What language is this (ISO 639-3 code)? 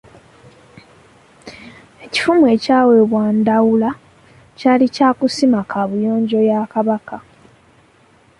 lug